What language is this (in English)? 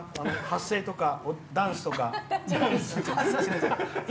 Japanese